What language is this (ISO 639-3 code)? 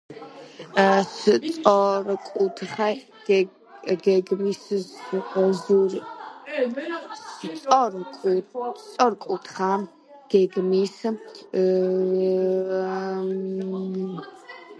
kat